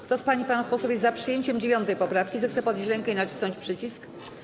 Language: Polish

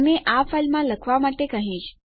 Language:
Gujarati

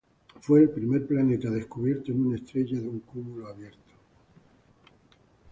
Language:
Spanish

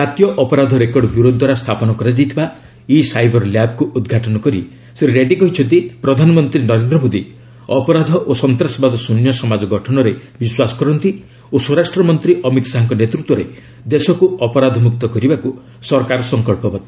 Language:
Odia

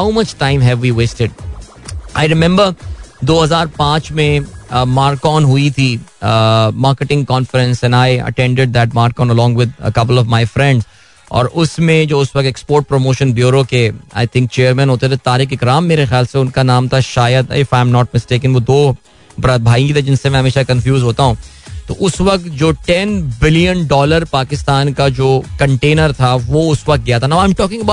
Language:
Hindi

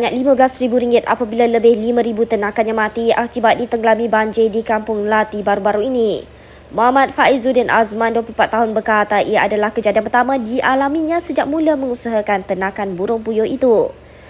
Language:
Malay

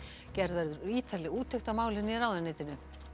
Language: Icelandic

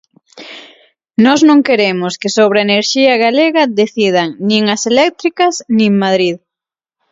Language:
Galician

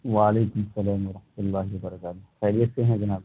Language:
Urdu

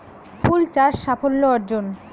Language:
Bangla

